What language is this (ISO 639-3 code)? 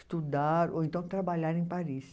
por